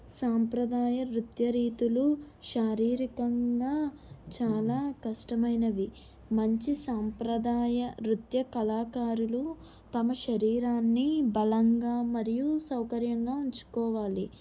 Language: Telugu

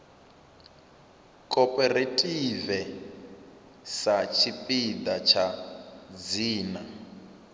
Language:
Venda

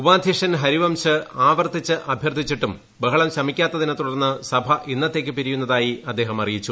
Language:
Malayalam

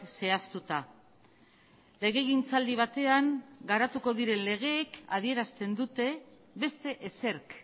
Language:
Basque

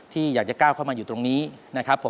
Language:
Thai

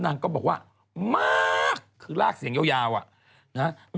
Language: Thai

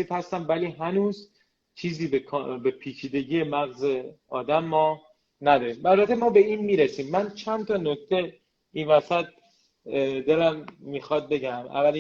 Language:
Persian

